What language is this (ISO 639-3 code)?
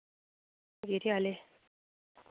doi